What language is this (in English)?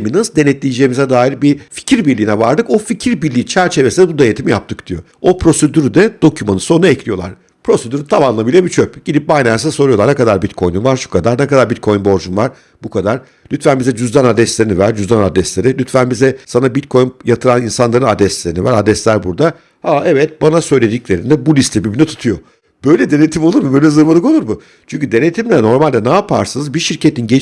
Turkish